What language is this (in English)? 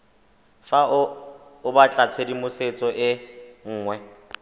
Tswana